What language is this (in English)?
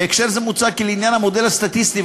Hebrew